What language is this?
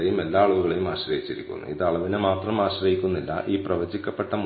Malayalam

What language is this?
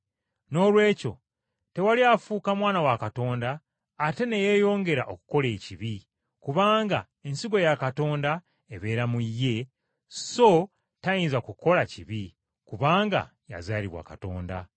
Ganda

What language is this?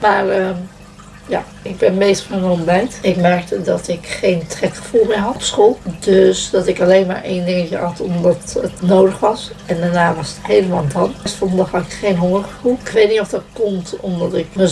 Dutch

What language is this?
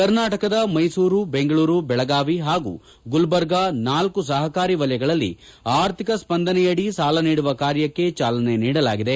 Kannada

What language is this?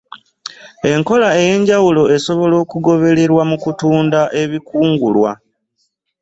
Ganda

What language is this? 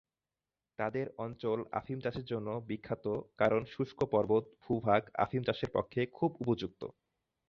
Bangla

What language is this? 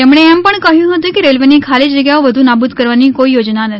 Gujarati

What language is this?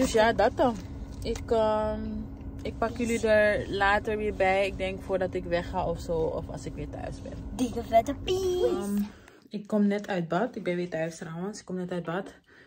Dutch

